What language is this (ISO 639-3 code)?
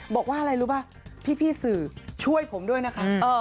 tha